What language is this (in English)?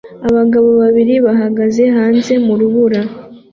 Kinyarwanda